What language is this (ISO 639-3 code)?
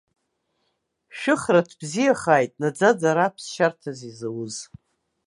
abk